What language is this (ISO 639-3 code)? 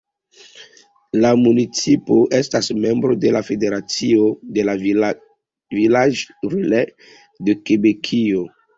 epo